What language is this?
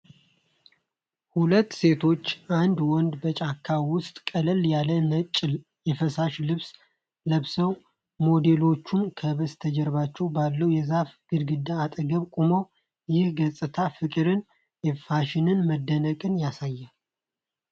Amharic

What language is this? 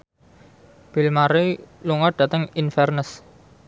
Javanese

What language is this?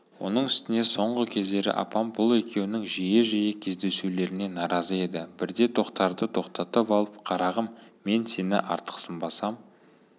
Kazakh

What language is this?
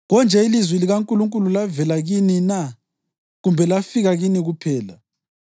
North Ndebele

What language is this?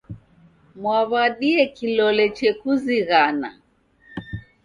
Taita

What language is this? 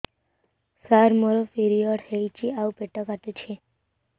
Odia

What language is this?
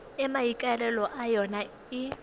Tswana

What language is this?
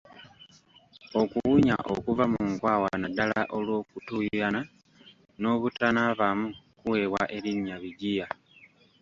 Ganda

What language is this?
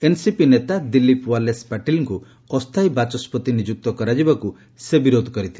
Odia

